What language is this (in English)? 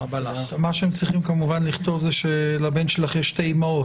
Hebrew